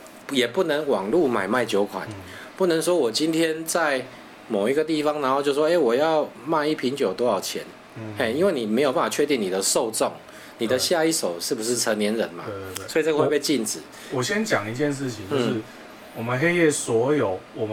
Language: Chinese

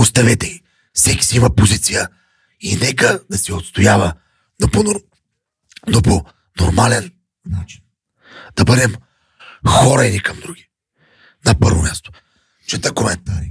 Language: Bulgarian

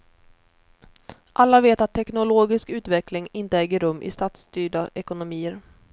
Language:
Swedish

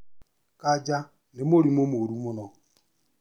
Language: Kikuyu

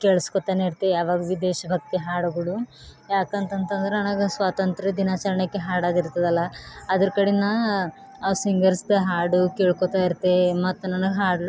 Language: Kannada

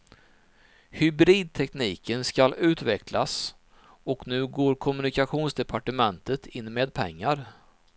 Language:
Swedish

